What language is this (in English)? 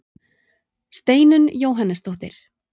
Icelandic